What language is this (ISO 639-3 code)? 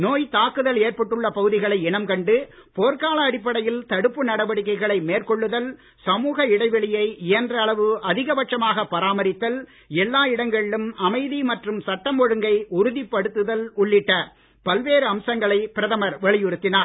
tam